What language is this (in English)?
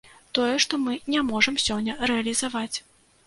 Belarusian